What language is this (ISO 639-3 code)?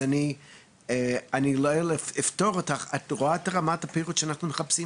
heb